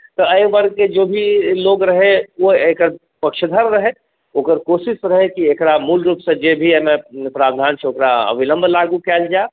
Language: Maithili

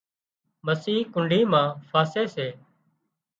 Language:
Wadiyara Koli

